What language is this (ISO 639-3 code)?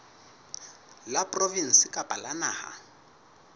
sot